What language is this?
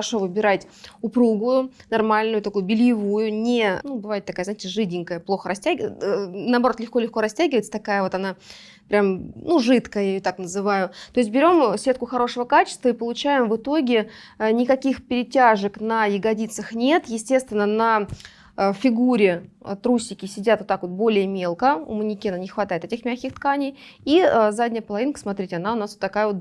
Russian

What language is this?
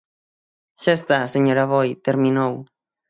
Galician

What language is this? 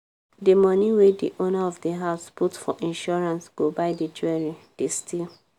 Nigerian Pidgin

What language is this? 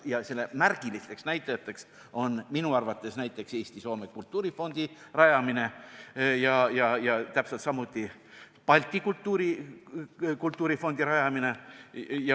Estonian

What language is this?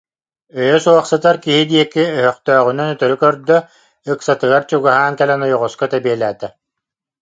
Yakut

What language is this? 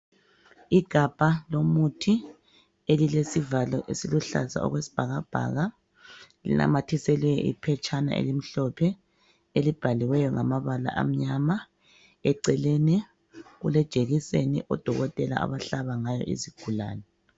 North Ndebele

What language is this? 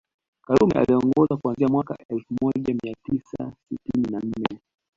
Swahili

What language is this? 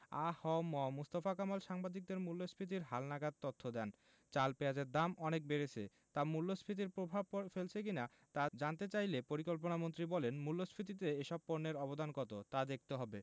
Bangla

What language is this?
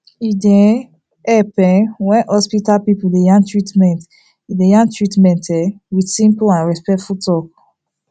Nigerian Pidgin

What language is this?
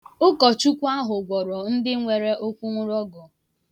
Igbo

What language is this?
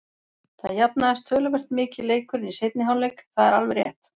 Icelandic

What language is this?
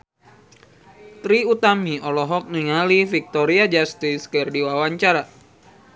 Sundanese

